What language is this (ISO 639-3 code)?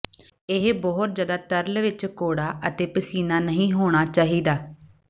pan